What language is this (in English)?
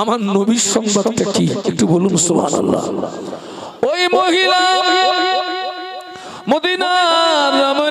Bangla